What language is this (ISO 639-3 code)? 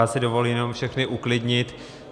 ces